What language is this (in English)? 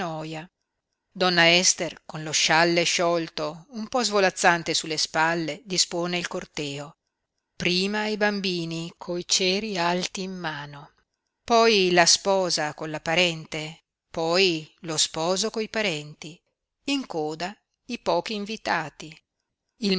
Italian